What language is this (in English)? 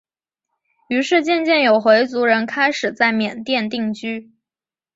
Chinese